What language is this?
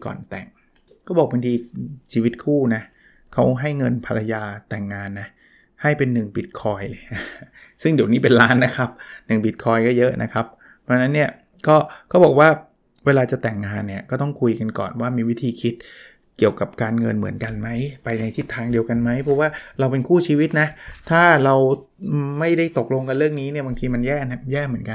Thai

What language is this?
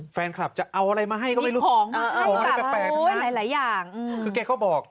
Thai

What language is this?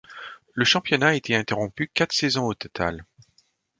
French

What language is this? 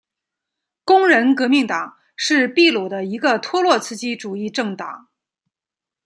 Chinese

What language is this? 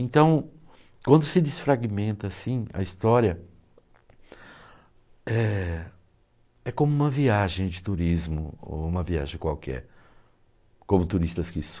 Portuguese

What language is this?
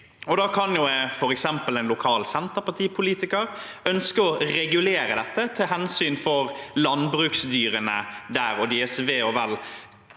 Norwegian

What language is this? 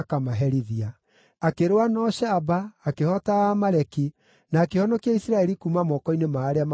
Kikuyu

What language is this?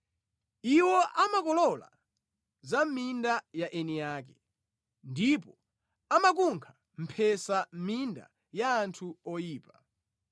Nyanja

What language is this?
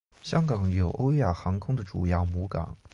Chinese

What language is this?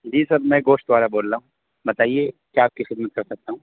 Urdu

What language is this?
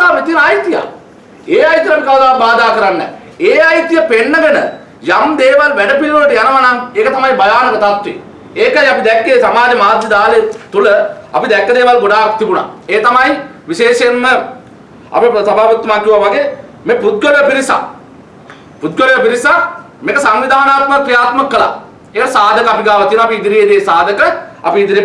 Sinhala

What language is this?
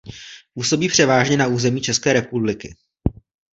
Czech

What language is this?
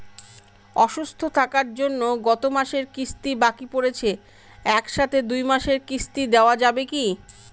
Bangla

